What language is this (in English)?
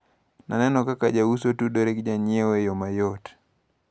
Luo (Kenya and Tanzania)